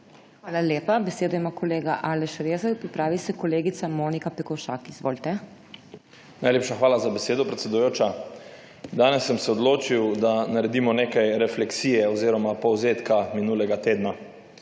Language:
Slovenian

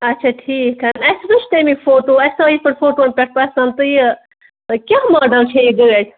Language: Kashmiri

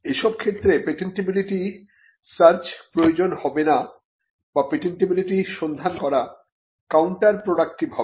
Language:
Bangla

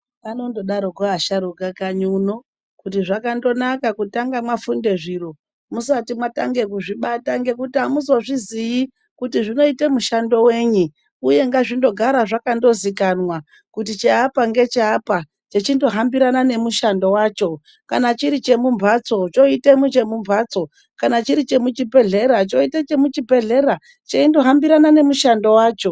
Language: Ndau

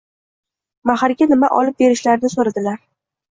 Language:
Uzbek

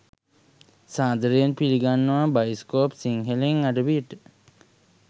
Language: Sinhala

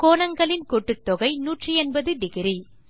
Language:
Tamil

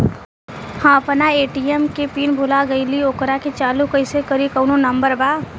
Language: Bhojpuri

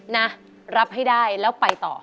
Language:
Thai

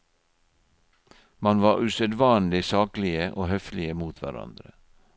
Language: Norwegian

